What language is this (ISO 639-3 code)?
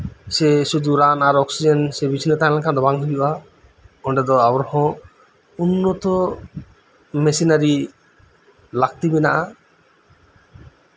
sat